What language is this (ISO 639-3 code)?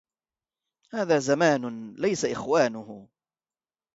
ara